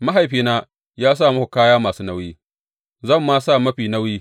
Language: Hausa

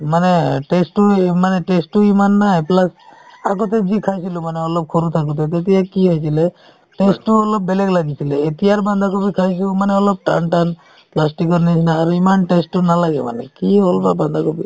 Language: Assamese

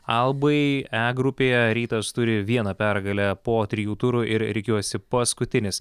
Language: Lithuanian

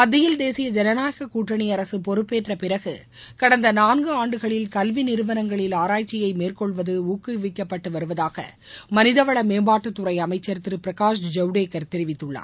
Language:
Tamil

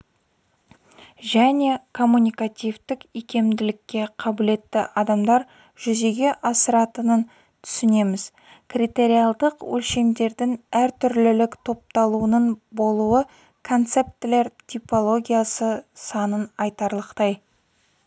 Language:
Kazakh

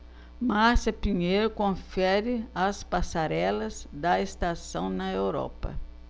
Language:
Portuguese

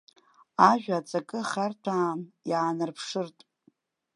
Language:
Abkhazian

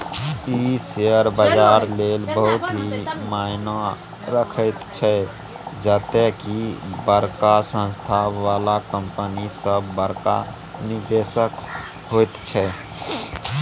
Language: Maithili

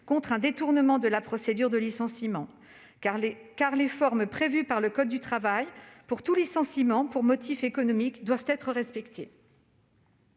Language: French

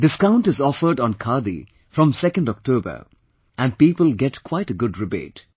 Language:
English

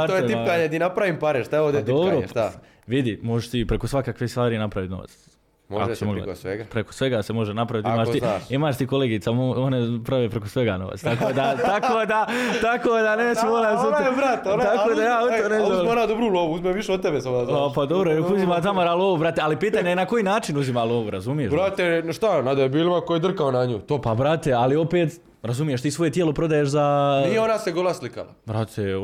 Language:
Croatian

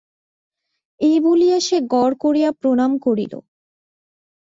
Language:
Bangla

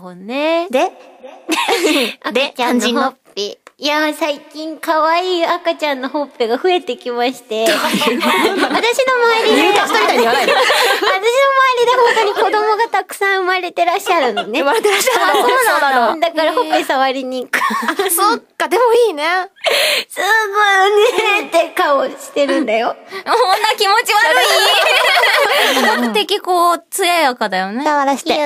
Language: Japanese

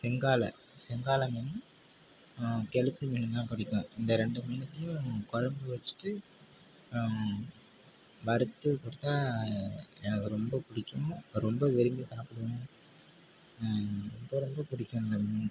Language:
Tamil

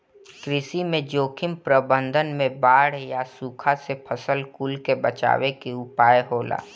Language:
Bhojpuri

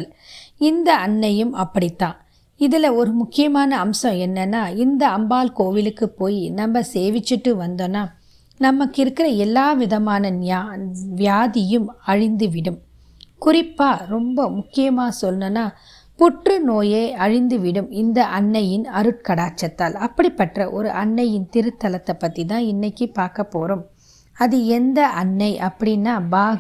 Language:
Tamil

